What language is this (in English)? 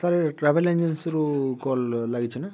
Odia